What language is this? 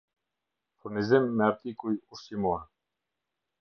Albanian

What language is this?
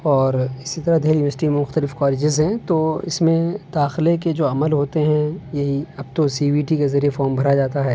Urdu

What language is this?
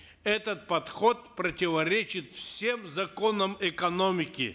Kazakh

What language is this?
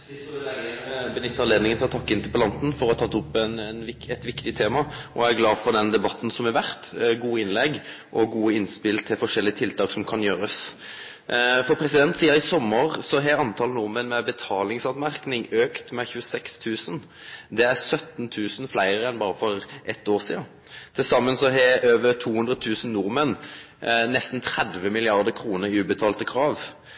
Norwegian Nynorsk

